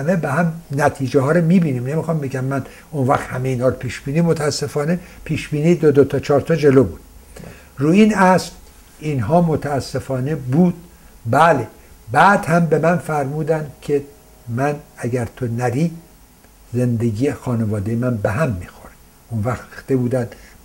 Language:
Persian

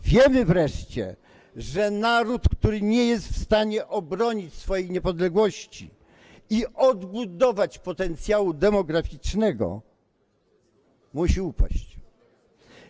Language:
Polish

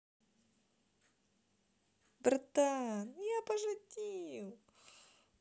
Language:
Russian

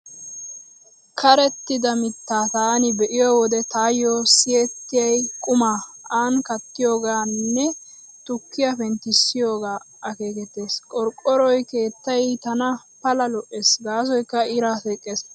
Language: Wolaytta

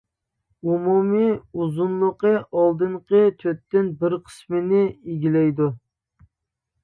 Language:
Uyghur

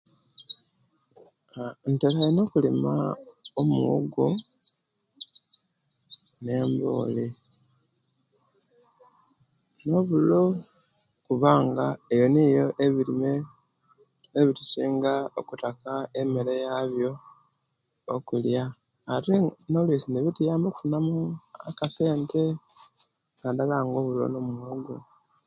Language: Kenyi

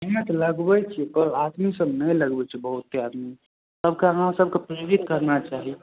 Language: Maithili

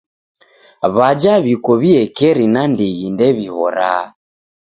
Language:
Taita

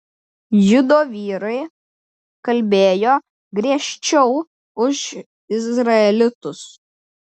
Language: Lithuanian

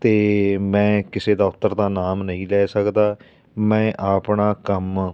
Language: Punjabi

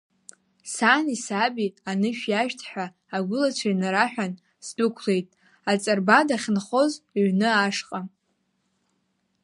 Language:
Abkhazian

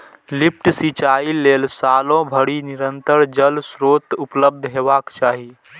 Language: Maithili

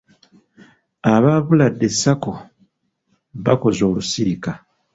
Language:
Ganda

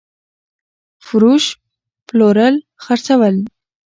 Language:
Pashto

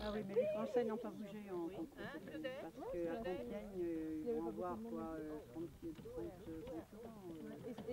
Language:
French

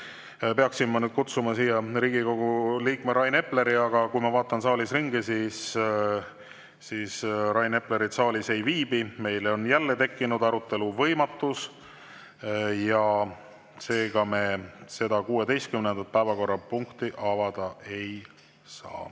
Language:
Estonian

